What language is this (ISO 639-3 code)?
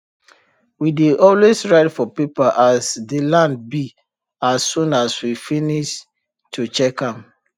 pcm